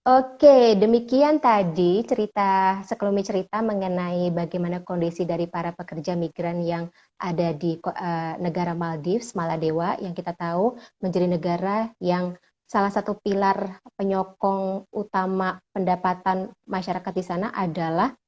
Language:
Indonesian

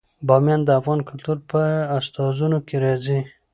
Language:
Pashto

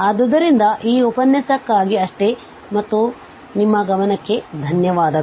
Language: Kannada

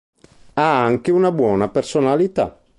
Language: Italian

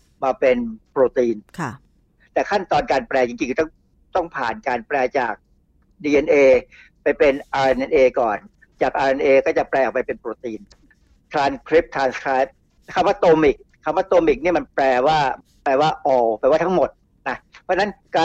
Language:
Thai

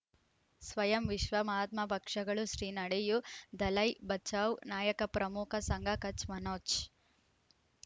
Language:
Kannada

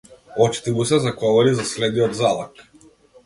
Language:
Macedonian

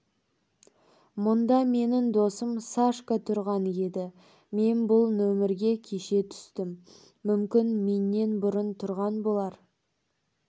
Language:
Kazakh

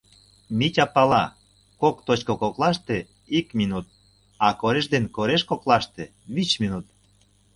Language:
Mari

